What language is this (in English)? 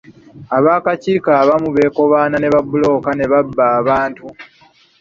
Ganda